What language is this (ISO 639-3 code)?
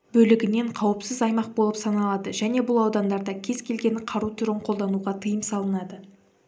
kaz